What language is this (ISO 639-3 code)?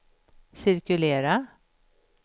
swe